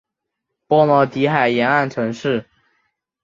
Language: Chinese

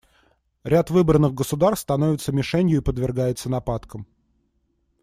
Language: Russian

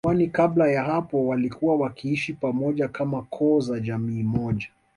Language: Swahili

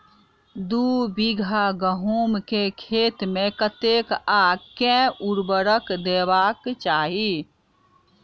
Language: Maithili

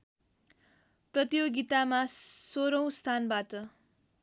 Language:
Nepali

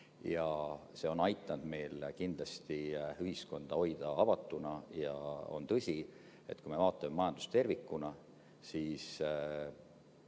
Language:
Estonian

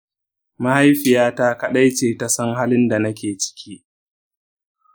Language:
Hausa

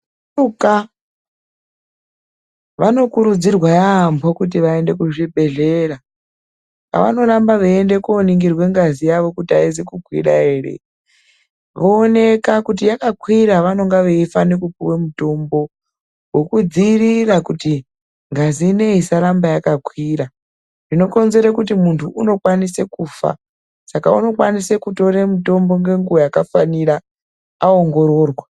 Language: Ndau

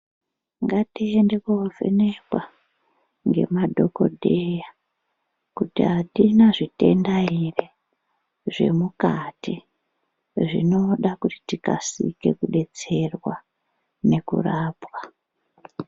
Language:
Ndau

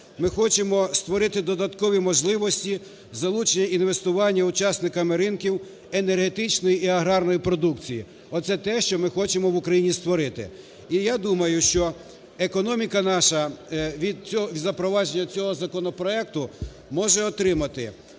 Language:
Ukrainian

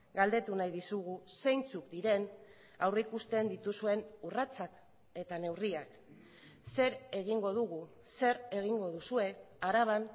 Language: Basque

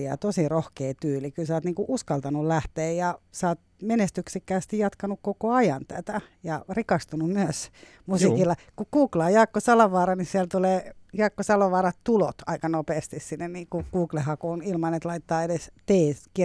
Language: Finnish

